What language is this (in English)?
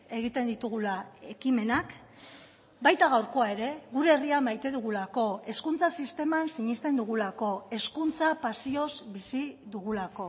Basque